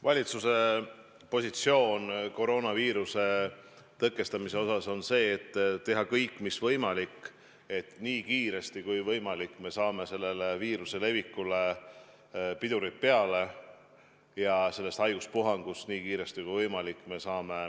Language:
Estonian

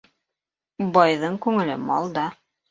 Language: Bashkir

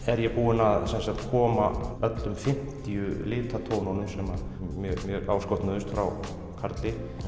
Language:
Icelandic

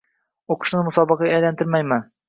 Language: Uzbek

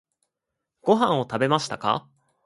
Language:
Japanese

